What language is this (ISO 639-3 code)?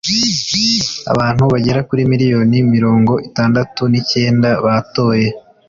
kin